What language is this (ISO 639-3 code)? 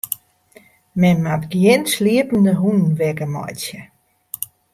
fry